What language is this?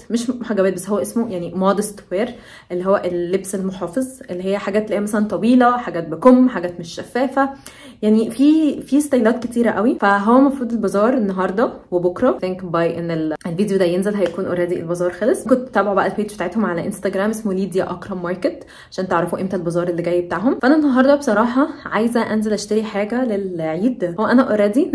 Arabic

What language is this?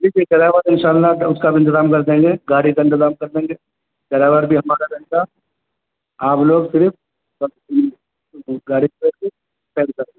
Urdu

